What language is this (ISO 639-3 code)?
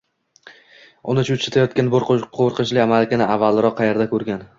uzb